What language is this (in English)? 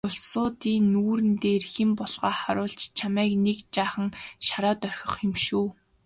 Mongolian